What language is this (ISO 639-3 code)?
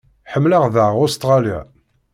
kab